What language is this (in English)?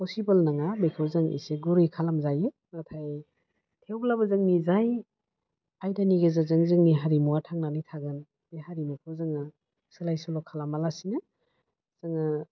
Bodo